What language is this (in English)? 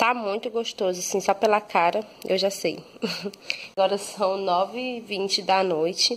Portuguese